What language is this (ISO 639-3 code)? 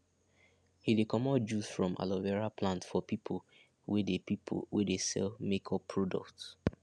pcm